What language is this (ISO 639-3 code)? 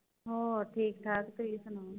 pan